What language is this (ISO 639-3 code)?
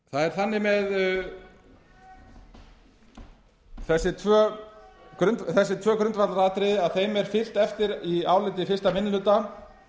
isl